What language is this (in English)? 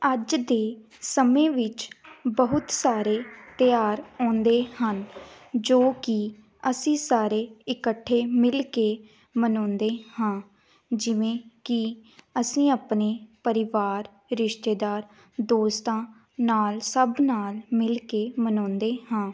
Punjabi